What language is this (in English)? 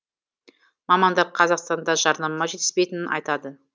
Kazakh